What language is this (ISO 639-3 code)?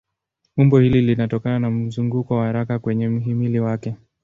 swa